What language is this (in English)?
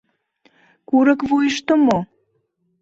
Mari